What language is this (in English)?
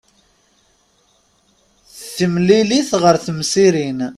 Kabyle